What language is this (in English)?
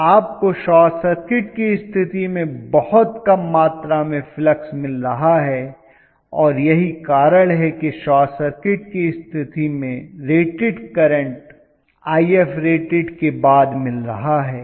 Hindi